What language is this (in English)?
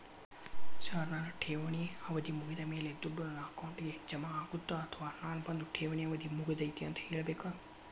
Kannada